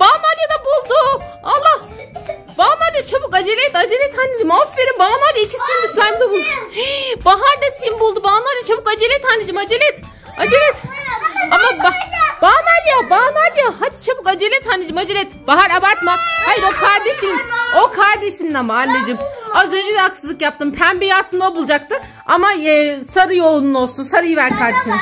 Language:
Turkish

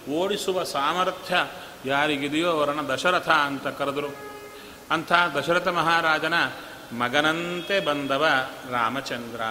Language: Kannada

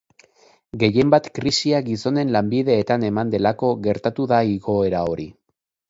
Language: Basque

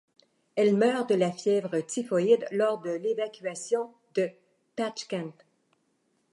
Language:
French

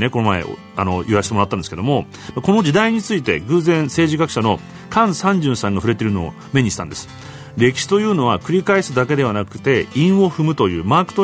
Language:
Japanese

